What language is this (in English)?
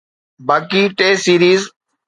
Sindhi